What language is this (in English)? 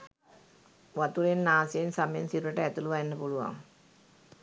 Sinhala